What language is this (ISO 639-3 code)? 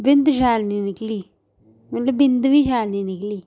doi